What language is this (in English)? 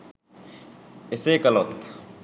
Sinhala